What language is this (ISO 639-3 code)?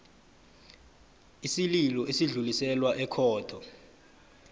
nbl